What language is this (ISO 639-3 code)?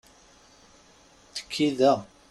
kab